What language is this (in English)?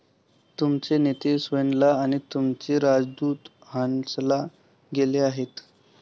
Marathi